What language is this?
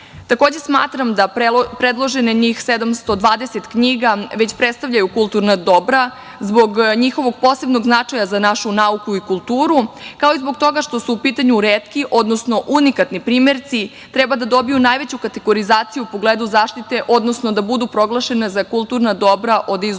Serbian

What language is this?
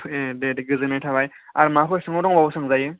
Bodo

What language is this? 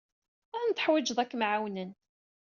Kabyle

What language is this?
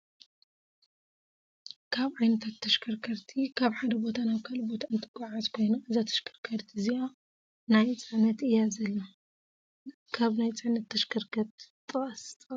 Tigrinya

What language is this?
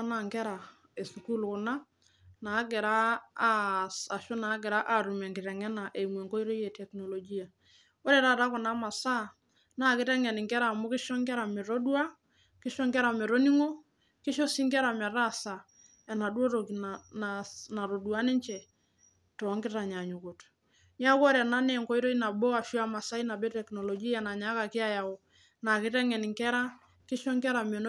Masai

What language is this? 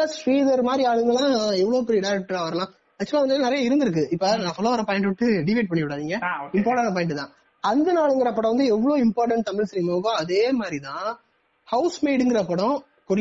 Tamil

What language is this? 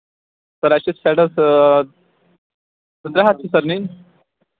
Kashmiri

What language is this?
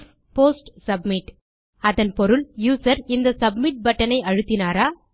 Tamil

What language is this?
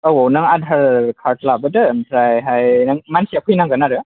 Bodo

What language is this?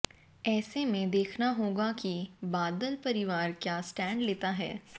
Hindi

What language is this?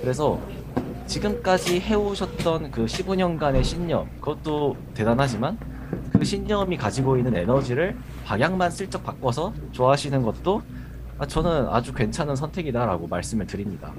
Korean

